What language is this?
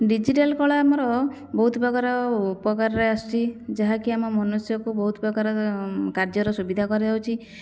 Odia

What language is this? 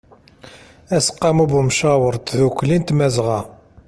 Kabyle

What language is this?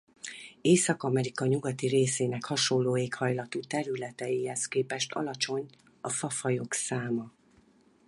Hungarian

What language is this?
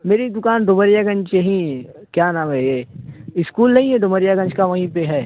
Urdu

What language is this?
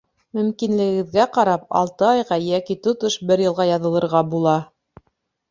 Bashkir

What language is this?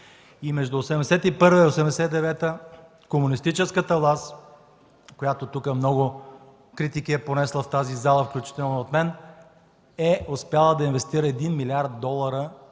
Bulgarian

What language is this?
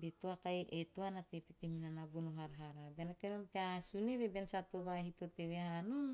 Teop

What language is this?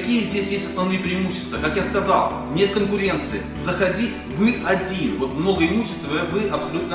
Russian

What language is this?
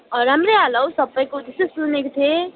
Nepali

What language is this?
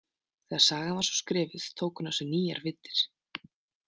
Icelandic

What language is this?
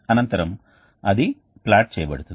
Telugu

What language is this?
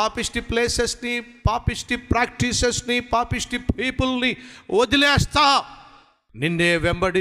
Telugu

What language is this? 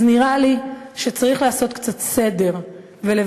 Hebrew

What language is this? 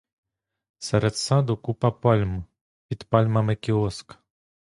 Ukrainian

